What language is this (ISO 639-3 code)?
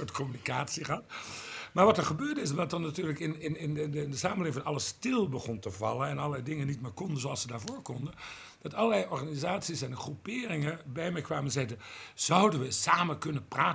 nld